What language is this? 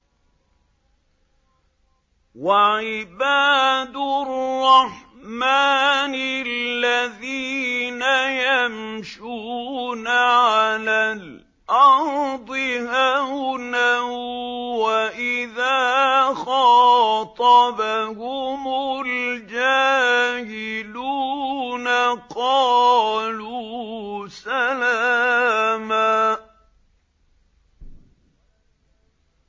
Arabic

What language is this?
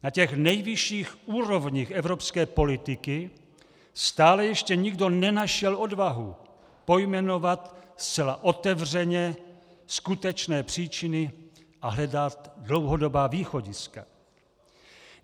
Czech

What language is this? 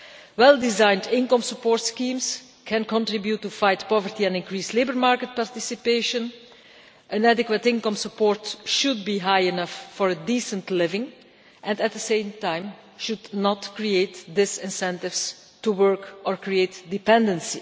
English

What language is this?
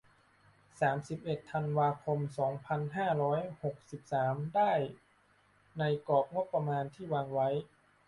Thai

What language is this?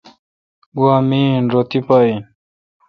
Kalkoti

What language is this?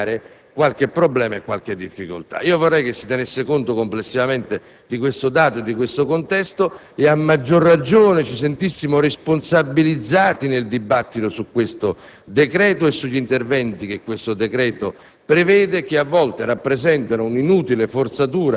Italian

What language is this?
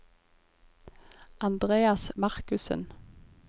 Norwegian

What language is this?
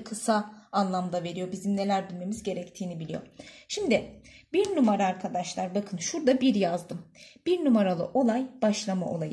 Turkish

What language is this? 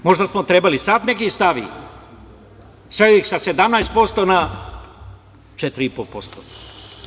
Serbian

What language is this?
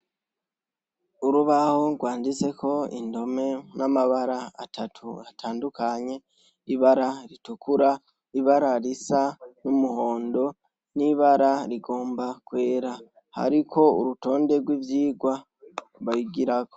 Rundi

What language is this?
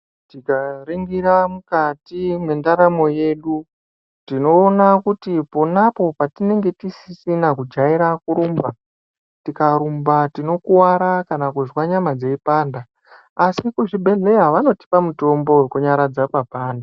Ndau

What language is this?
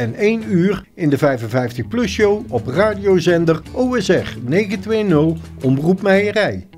Dutch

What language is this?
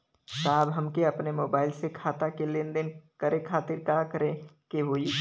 Bhojpuri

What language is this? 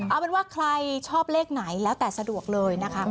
Thai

